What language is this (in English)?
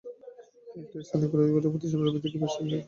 Bangla